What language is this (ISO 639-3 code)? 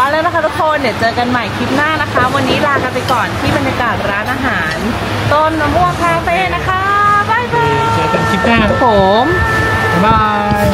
tha